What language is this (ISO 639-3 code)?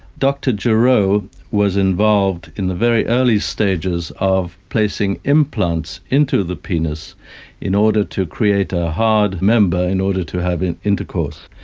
eng